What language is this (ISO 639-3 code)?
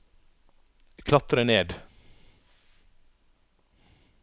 nor